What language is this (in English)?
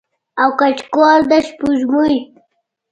Pashto